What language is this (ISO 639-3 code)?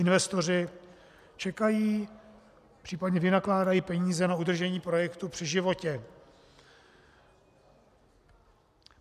ces